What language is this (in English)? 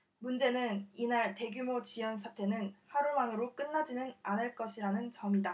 Korean